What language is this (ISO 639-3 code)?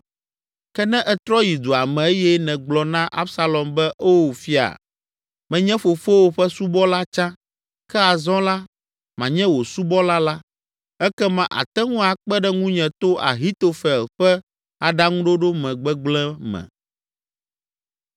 ewe